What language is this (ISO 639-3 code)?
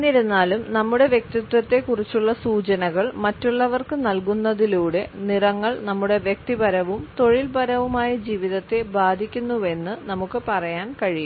mal